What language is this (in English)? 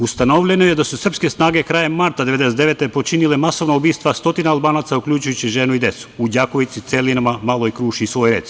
Serbian